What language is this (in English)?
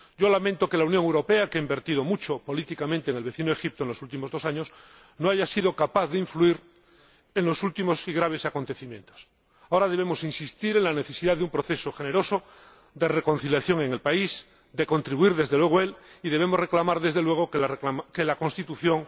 Spanish